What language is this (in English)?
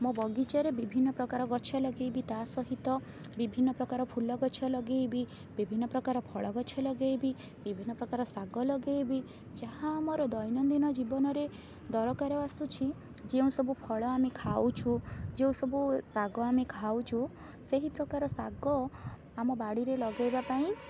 Odia